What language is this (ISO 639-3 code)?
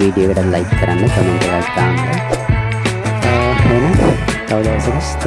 eng